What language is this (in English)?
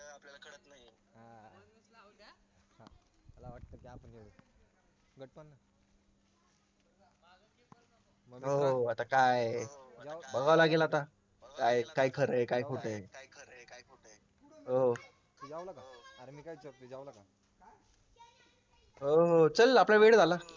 Marathi